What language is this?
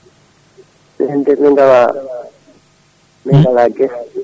Fula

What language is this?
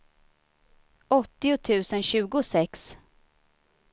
Swedish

